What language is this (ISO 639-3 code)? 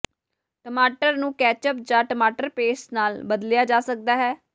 pan